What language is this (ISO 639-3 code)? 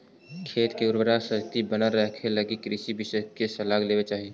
mag